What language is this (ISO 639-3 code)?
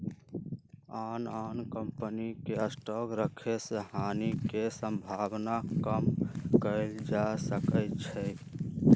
mag